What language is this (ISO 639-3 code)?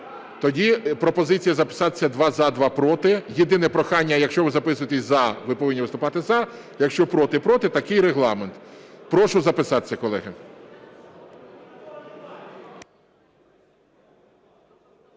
ukr